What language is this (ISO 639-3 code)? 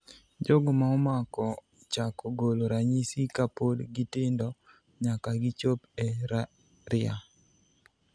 luo